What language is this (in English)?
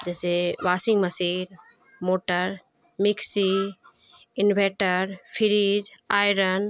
Urdu